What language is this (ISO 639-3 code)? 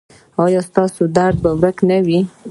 pus